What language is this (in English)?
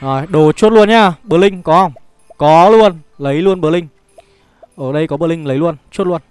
Vietnamese